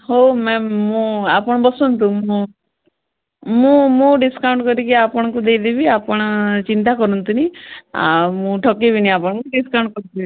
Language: Odia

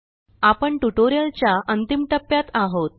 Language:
Marathi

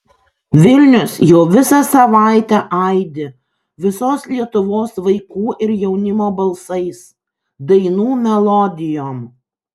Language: Lithuanian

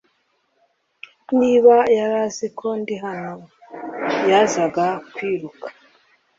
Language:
Kinyarwanda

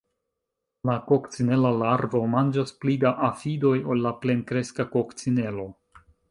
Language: Esperanto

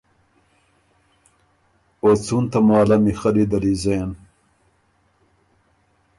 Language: Ormuri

